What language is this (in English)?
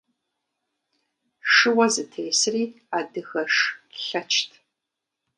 Kabardian